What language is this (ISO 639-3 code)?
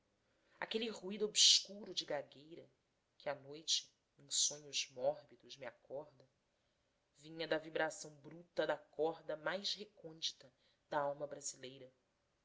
por